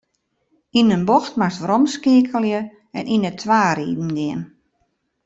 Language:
Western Frisian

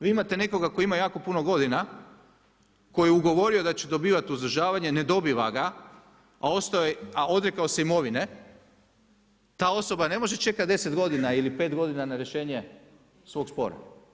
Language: Croatian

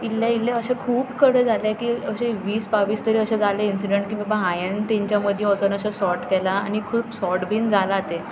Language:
Konkani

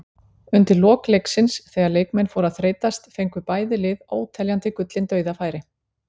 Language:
Icelandic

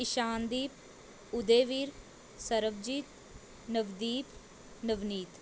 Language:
Punjabi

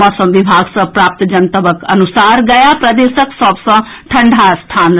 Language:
Maithili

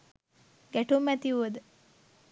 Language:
Sinhala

